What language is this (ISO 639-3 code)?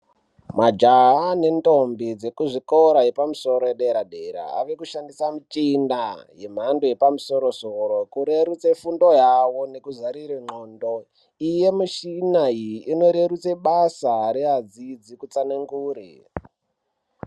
ndc